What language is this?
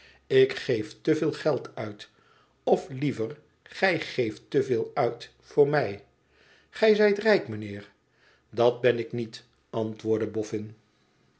Dutch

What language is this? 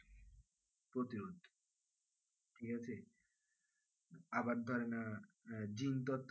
Bangla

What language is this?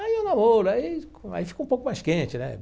Portuguese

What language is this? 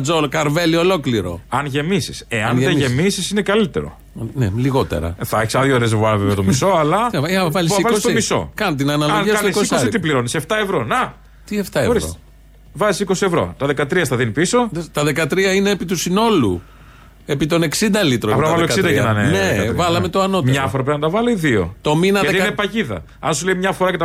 Greek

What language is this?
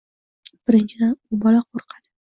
Uzbek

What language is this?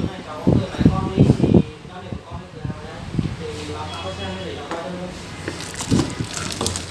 Vietnamese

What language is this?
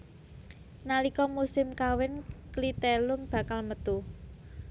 Javanese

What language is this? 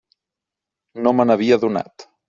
Catalan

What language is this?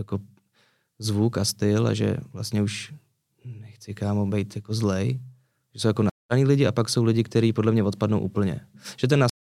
Czech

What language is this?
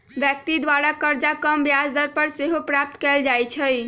Magahi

